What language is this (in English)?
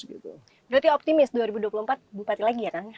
Indonesian